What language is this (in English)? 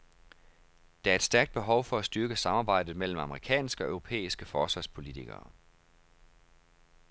Danish